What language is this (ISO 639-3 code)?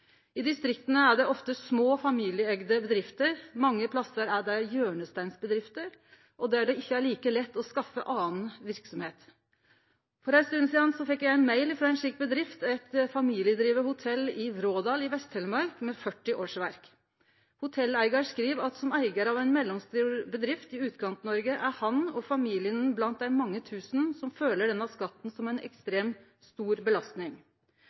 nno